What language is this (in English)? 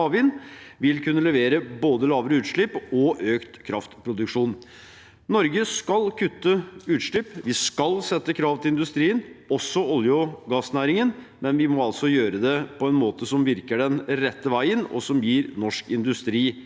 Norwegian